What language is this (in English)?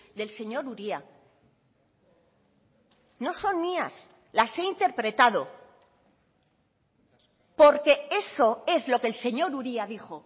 Spanish